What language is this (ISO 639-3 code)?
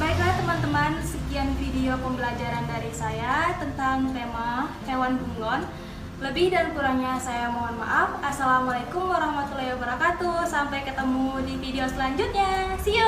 ind